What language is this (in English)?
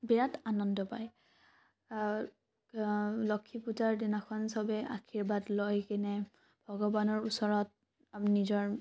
Assamese